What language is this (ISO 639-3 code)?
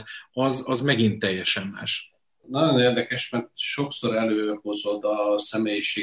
hun